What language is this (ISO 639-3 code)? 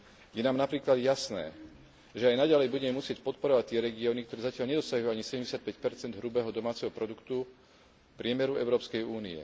slk